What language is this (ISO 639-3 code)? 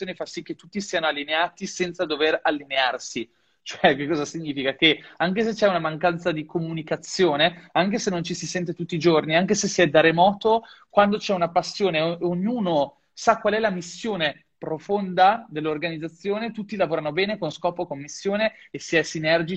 ita